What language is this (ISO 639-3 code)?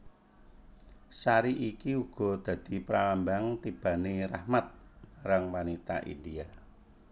jav